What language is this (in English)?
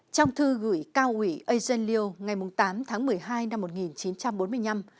Vietnamese